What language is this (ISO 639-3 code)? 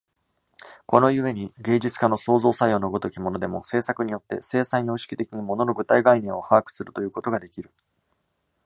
jpn